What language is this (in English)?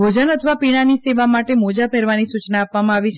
Gujarati